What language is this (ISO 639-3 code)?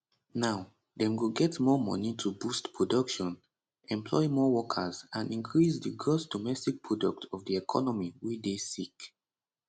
pcm